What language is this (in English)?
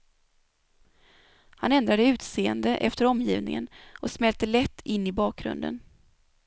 Swedish